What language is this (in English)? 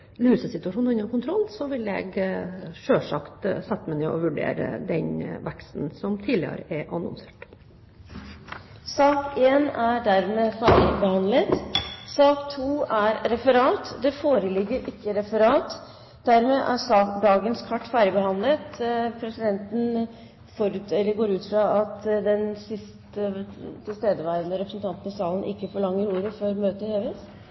Norwegian